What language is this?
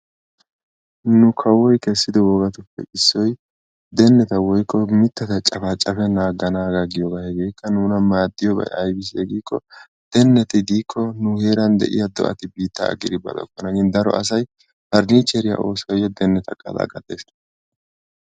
Wolaytta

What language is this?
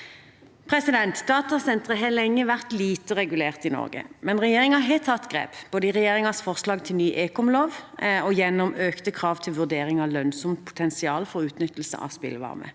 Norwegian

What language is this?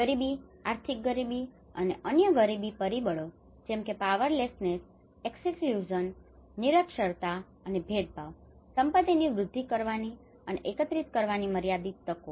Gujarati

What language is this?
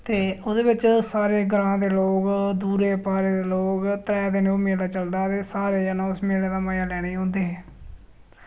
Dogri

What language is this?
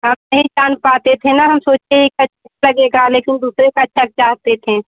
Hindi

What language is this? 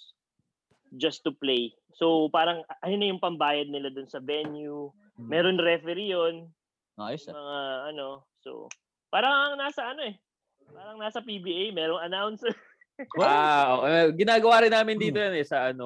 Filipino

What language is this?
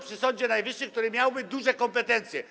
Polish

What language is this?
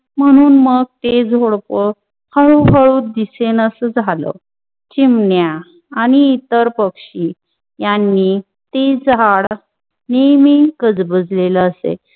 Marathi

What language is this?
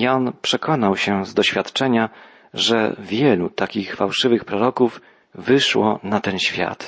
Polish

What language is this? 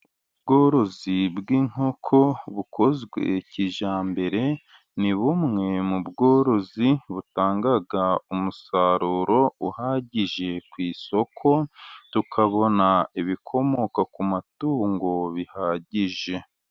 Kinyarwanda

